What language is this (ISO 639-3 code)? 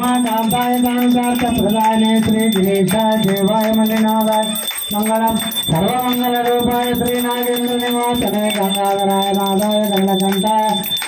tel